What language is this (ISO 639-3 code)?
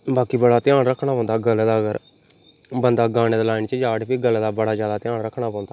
doi